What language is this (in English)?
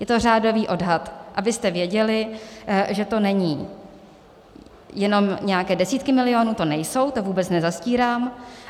Czech